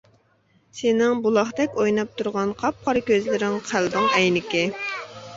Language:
Uyghur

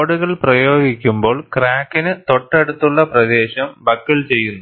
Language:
Malayalam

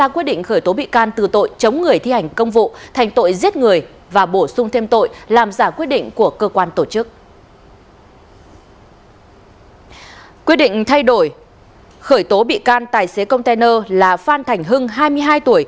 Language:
Vietnamese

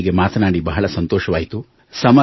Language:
Kannada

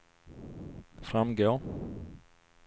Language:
Swedish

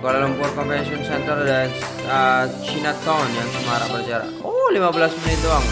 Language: Indonesian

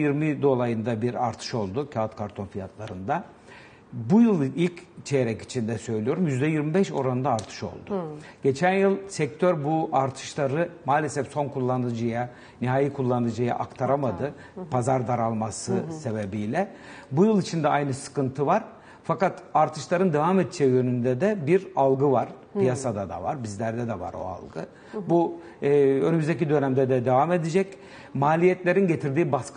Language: Turkish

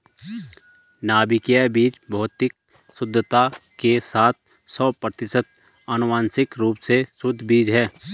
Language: Hindi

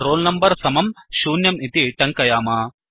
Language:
Sanskrit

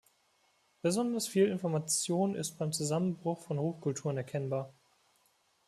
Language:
German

